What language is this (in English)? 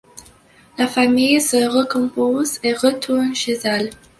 French